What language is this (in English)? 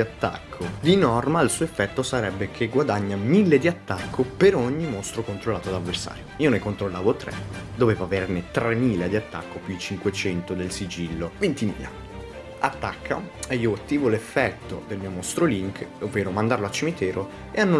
Italian